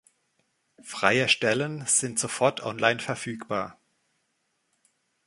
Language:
German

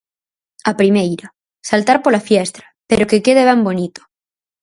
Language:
Galician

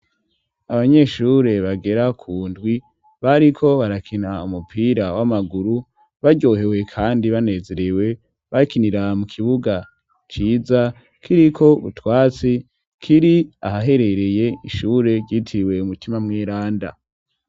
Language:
Rundi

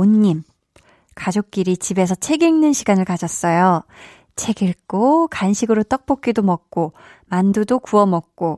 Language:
Korean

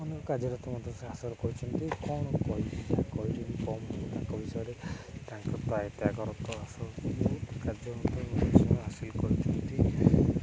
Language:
Odia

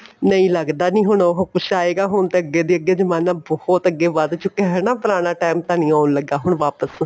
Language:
Punjabi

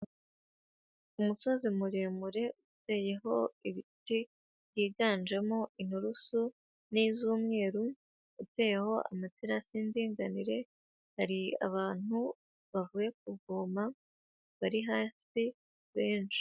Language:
Kinyarwanda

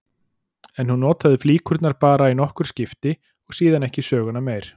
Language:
Icelandic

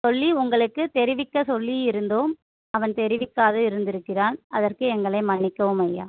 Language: Tamil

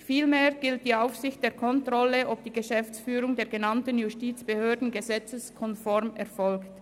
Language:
Swiss German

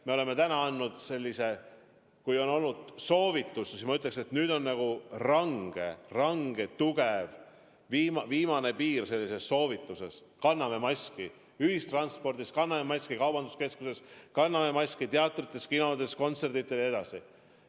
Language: Estonian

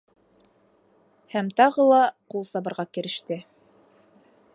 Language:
Bashkir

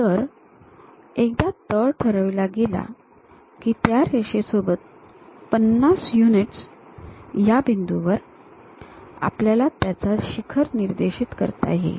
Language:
Marathi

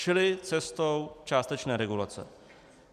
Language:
Czech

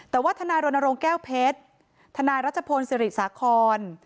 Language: Thai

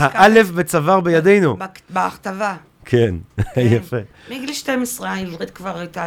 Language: Hebrew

